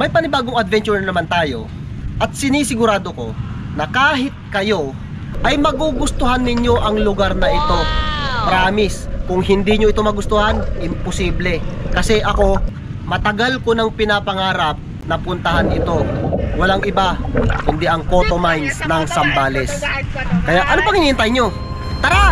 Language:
Filipino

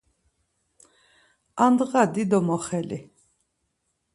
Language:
Laz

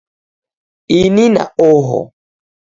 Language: Taita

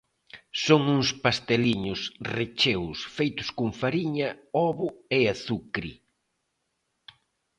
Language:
Galician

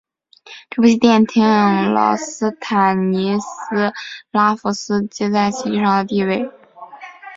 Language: Chinese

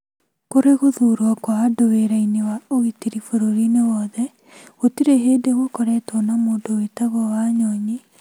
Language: Kikuyu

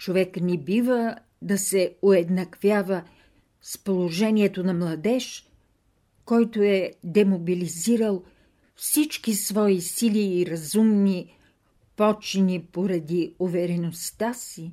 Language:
Bulgarian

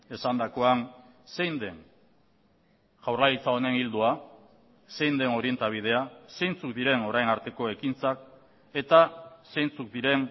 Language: Basque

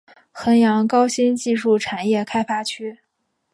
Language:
Chinese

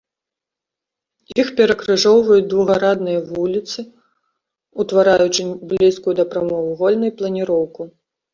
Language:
Belarusian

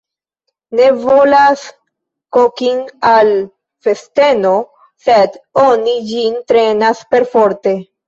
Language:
Esperanto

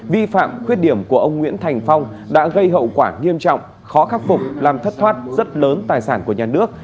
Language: Vietnamese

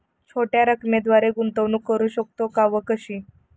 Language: Marathi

